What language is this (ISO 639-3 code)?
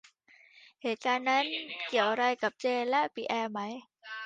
tha